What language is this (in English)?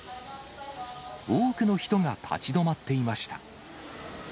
Japanese